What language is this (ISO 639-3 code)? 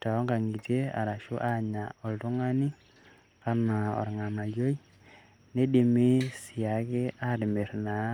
mas